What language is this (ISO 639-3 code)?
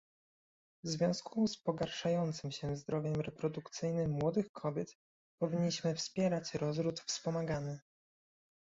pol